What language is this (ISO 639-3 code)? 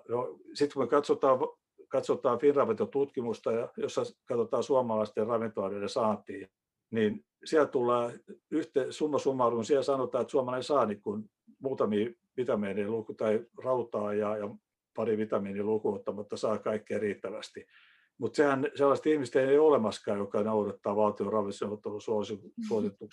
fin